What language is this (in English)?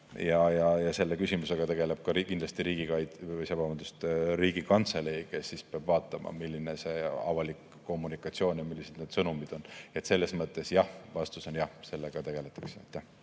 Estonian